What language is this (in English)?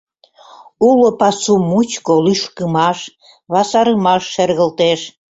Mari